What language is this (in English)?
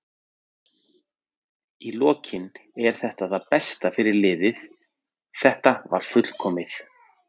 Icelandic